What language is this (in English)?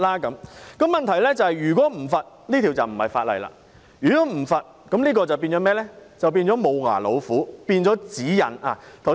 Cantonese